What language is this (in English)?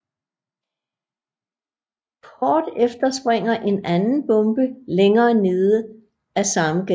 Danish